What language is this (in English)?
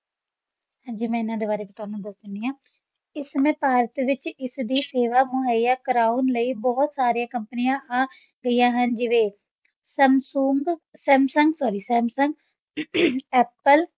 Punjabi